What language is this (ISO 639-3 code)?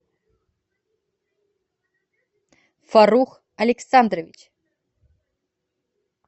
rus